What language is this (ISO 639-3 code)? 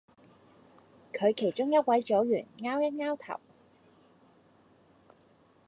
yue